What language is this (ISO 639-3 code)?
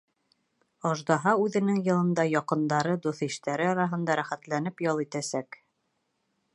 bak